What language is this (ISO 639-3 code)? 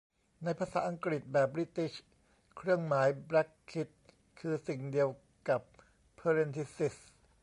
tha